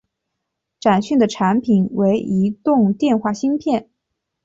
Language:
Chinese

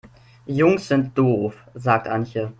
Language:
German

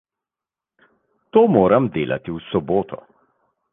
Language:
Slovenian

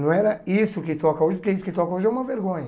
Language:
Portuguese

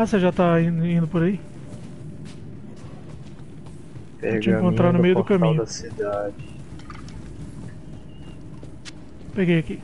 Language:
Portuguese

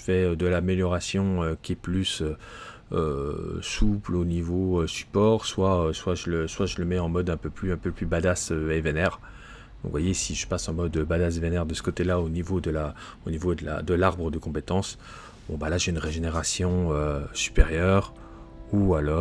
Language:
French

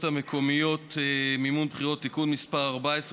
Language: Hebrew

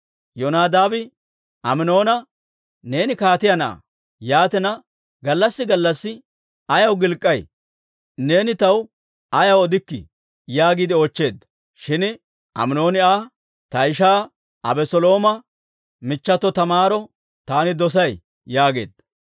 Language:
Dawro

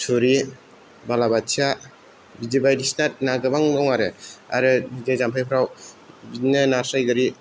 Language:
Bodo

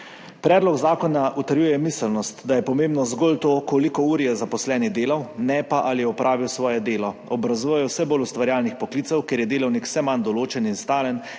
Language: Slovenian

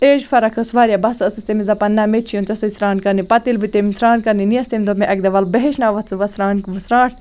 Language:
Kashmiri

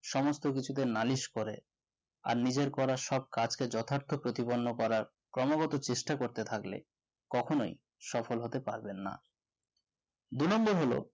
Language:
Bangla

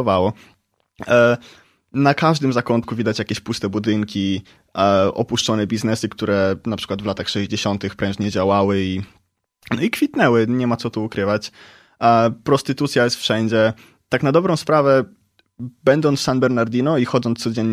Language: Polish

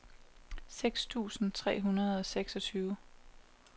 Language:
Danish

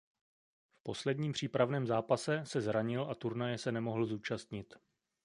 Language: Czech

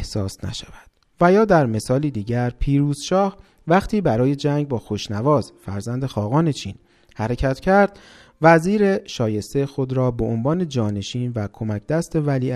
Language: Persian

